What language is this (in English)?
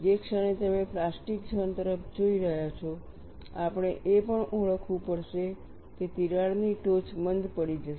Gujarati